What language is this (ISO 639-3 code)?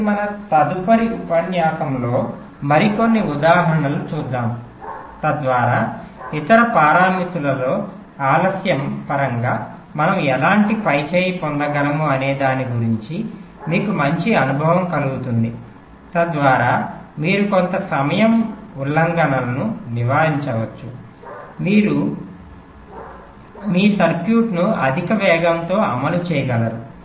tel